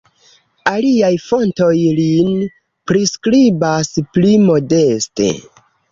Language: Esperanto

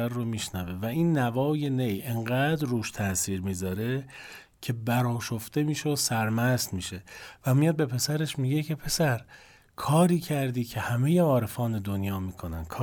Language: Persian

